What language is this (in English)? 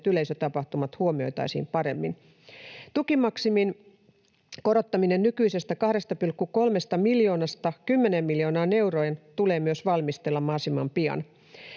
Finnish